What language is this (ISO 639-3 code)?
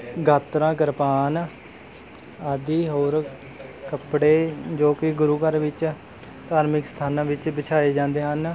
pan